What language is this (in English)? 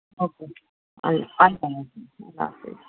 Urdu